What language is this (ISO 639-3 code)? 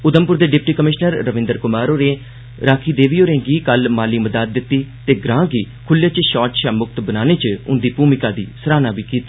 doi